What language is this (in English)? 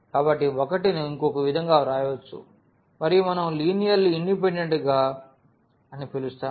Telugu